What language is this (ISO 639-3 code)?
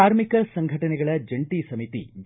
kan